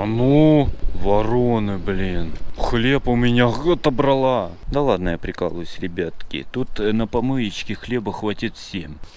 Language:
Russian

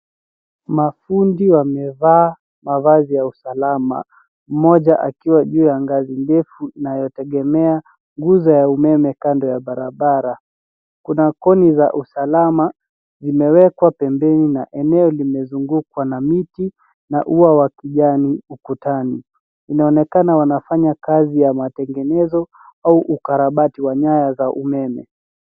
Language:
Swahili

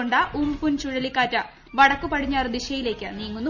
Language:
Malayalam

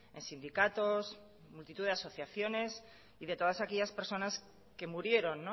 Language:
Spanish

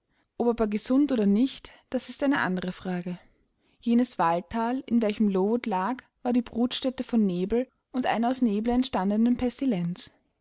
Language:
German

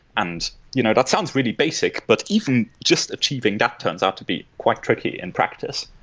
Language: English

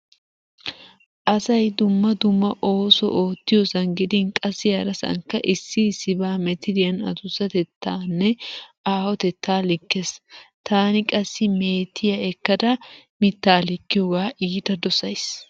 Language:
Wolaytta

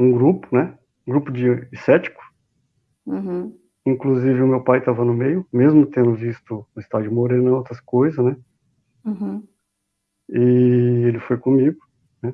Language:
Portuguese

